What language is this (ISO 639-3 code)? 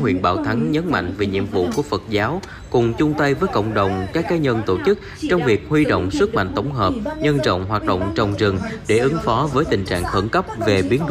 vie